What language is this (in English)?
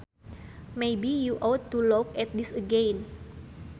Sundanese